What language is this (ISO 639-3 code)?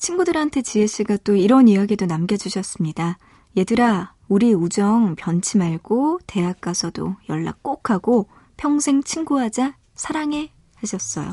kor